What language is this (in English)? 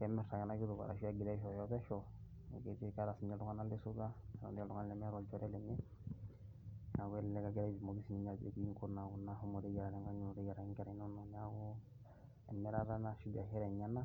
Masai